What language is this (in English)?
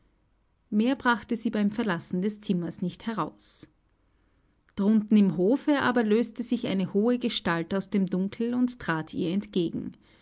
German